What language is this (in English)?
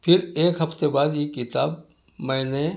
Urdu